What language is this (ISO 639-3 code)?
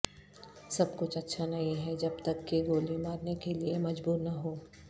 urd